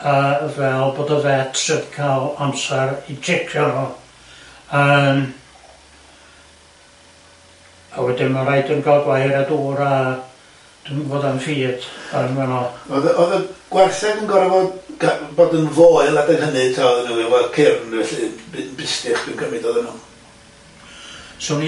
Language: Welsh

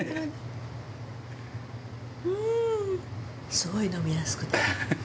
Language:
Japanese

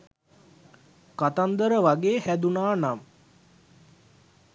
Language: Sinhala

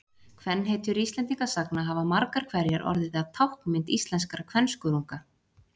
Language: Icelandic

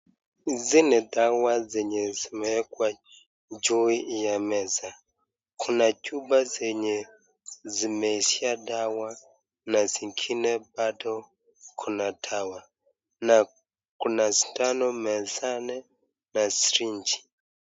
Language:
Swahili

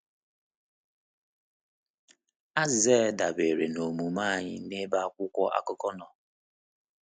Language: Igbo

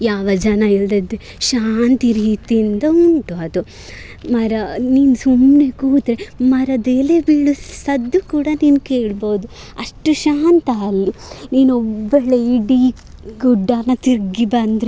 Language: Kannada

